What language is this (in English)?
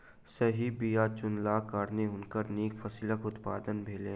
Maithili